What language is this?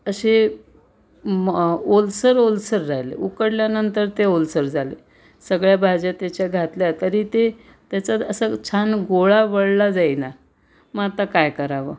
Marathi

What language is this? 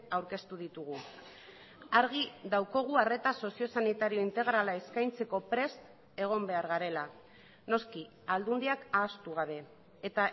Basque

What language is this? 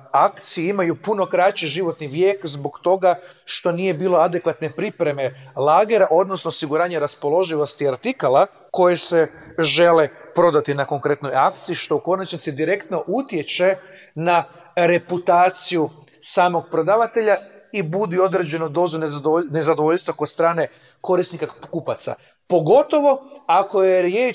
Croatian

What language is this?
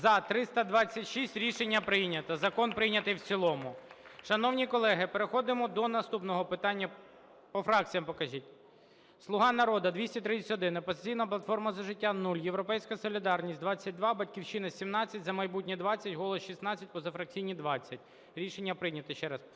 Ukrainian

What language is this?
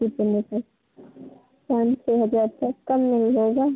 Hindi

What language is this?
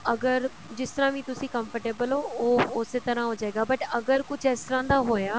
Punjabi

